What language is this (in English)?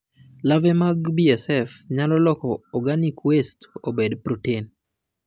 Luo (Kenya and Tanzania)